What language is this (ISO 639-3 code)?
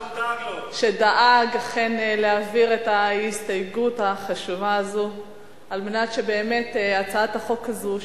heb